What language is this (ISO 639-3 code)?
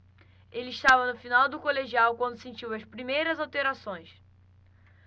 por